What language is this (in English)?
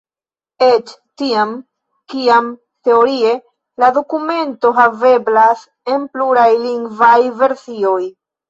Esperanto